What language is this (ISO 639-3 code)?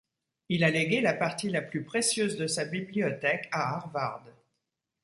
fra